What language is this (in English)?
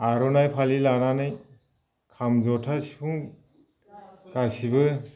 Bodo